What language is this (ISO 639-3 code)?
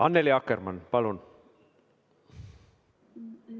est